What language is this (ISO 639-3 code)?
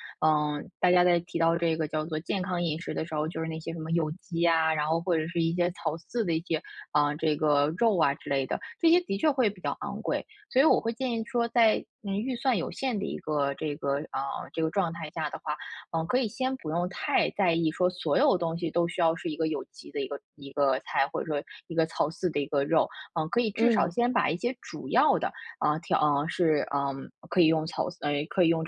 zho